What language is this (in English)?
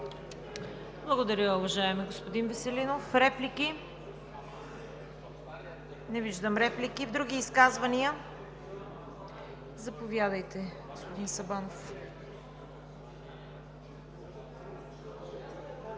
Bulgarian